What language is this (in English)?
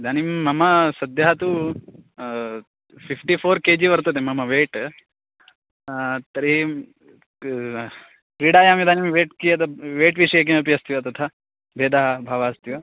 Sanskrit